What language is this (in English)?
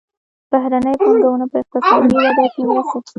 Pashto